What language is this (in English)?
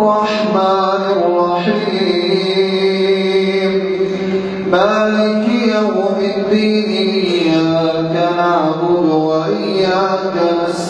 Arabic